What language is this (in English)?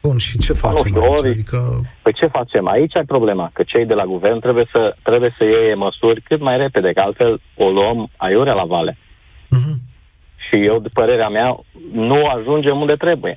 Romanian